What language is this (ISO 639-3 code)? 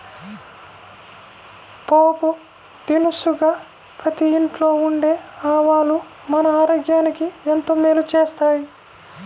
tel